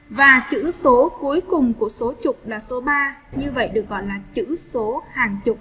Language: Vietnamese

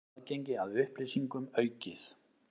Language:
Icelandic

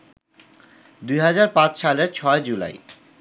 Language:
Bangla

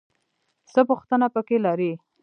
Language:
Pashto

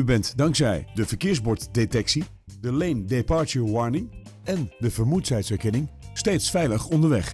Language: Dutch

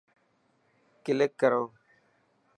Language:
Dhatki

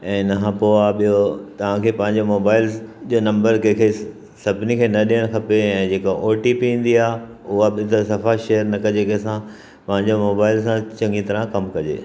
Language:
Sindhi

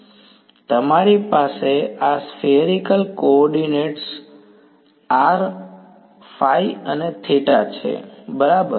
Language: Gujarati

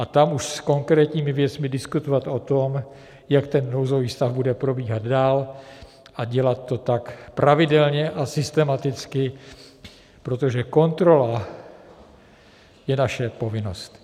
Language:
Czech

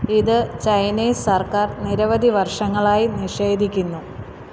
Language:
Malayalam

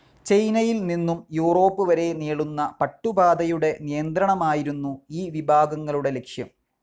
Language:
Malayalam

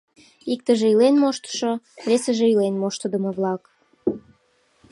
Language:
Mari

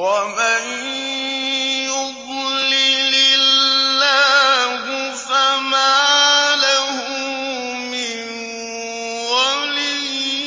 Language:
Arabic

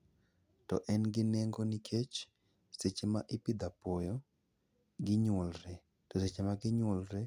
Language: Luo (Kenya and Tanzania)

